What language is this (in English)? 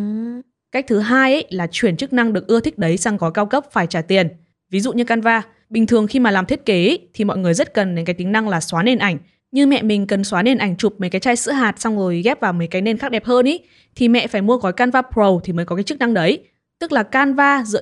Vietnamese